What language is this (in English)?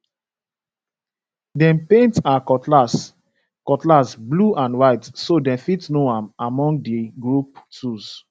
Nigerian Pidgin